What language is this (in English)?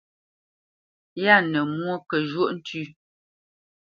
Bamenyam